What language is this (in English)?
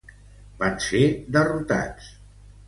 Catalan